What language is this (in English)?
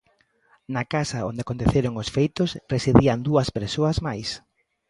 Galician